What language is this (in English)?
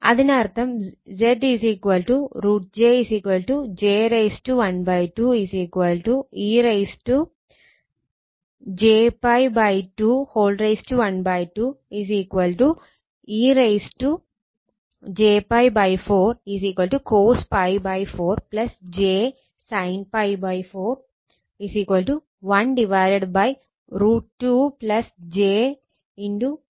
Malayalam